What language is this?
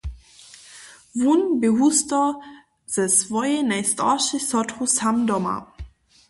Upper Sorbian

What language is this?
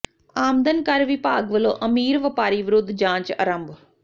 Punjabi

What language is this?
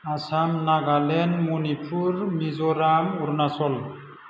Bodo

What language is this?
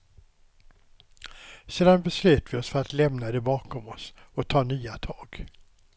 Swedish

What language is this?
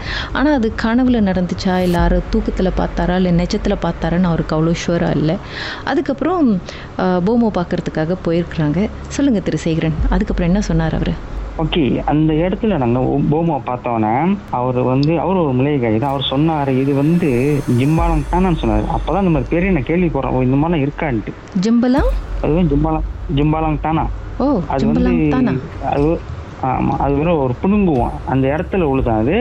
Tamil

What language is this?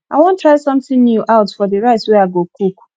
Nigerian Pidgin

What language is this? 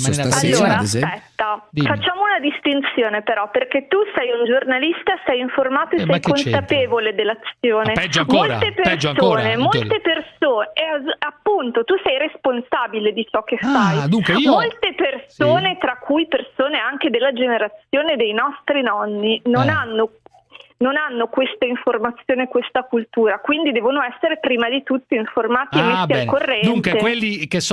Italian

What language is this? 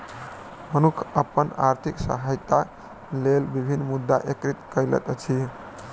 Maithili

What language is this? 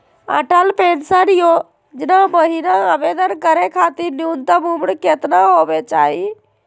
Magahi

